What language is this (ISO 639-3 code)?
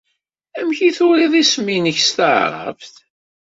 kab